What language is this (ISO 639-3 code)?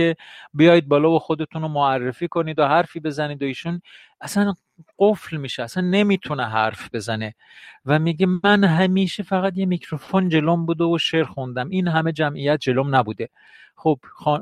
fas